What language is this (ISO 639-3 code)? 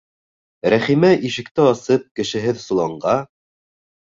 bak